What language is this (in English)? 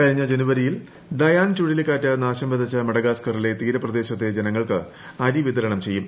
Malayalam